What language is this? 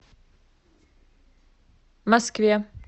Russian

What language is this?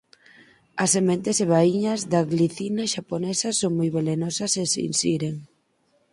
Galician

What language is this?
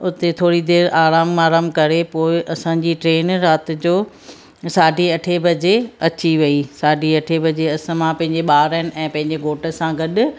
Sindhi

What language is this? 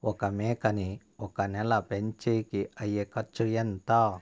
Telugu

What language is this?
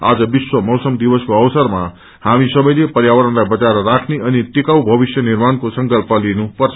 Nepali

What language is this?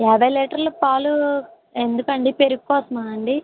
Telugu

